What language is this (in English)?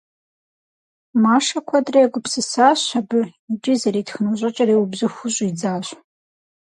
Kabardian